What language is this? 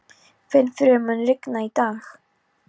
Icelandic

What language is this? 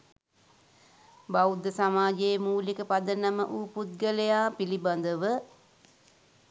Sinhala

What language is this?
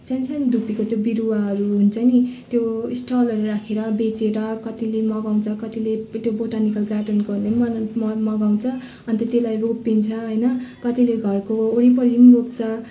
Nepali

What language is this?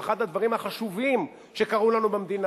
Hebrew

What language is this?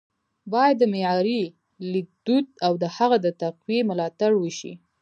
Pashto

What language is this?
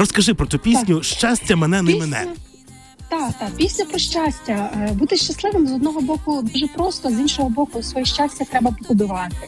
Ukrainian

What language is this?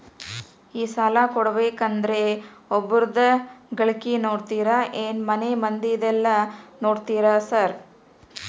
Kannada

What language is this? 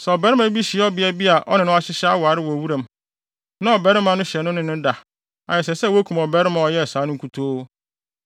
Akan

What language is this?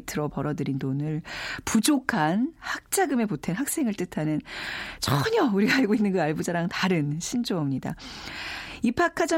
Korean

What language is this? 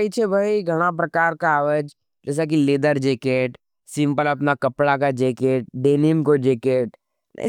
Nimadi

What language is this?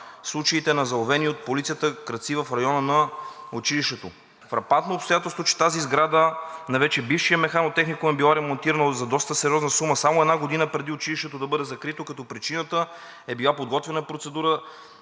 Bulgarian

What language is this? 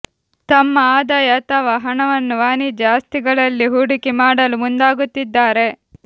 Kannada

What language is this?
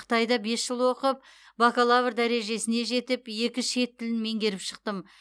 Kazakh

